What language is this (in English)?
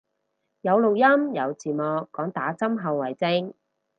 Cantonese